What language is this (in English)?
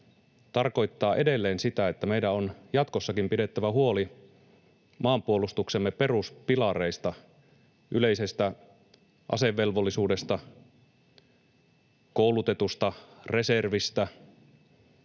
Finnish